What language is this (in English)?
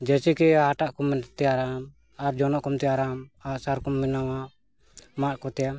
Santali